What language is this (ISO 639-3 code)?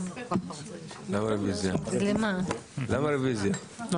heb